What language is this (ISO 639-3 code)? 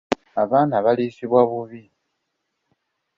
lug